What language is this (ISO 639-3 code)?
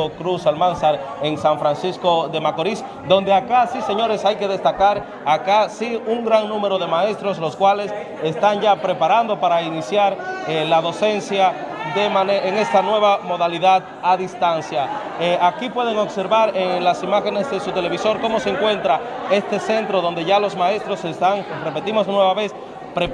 spa